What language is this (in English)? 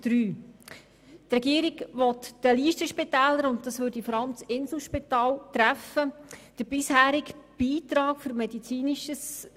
Swiss German